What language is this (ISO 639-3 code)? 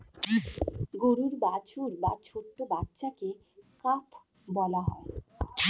ben